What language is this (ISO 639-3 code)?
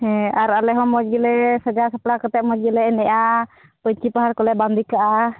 sat